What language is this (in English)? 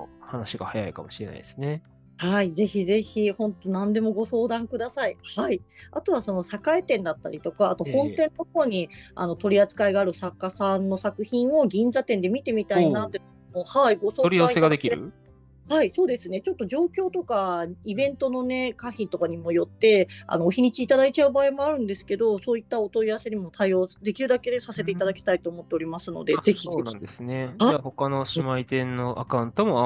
Japanese